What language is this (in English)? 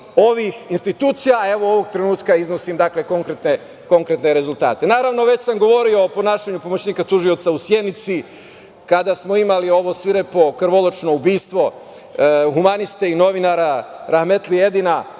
Serbian